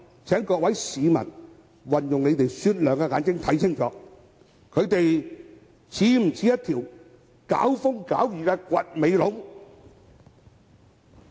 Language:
Cantonese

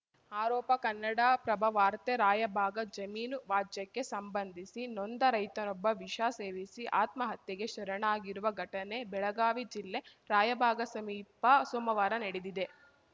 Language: Kannada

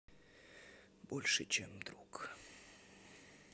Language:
Russian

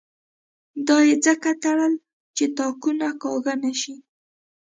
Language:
Pashto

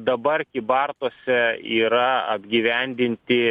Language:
Lithuanian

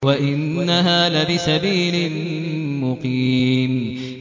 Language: Arabic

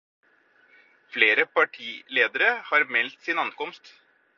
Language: Norwegian Bokmål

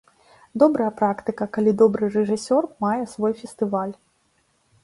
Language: Belarusian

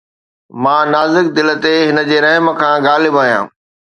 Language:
Sindhi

